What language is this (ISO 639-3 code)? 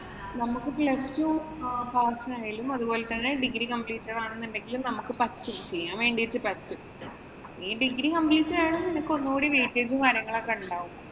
mal